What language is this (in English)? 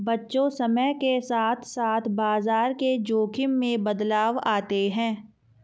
Hindi